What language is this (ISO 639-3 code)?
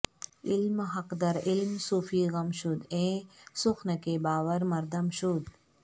urd